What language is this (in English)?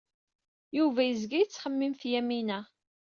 Kabyle